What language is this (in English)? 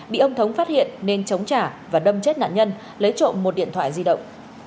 Vietnamese